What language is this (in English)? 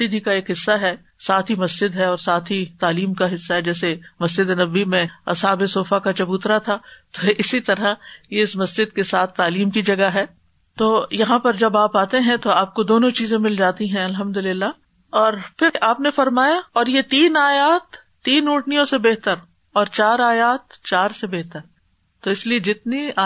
Urdu